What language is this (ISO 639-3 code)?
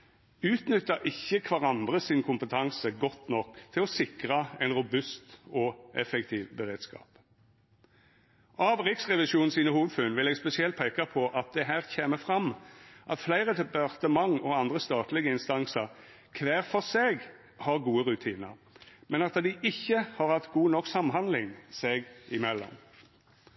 nno